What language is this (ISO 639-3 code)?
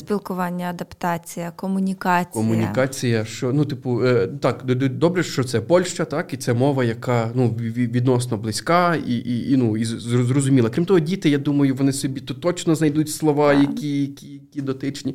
ukr